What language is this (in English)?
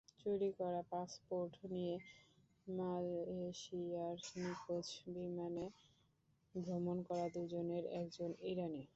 Bangla